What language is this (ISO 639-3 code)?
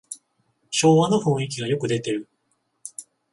jpn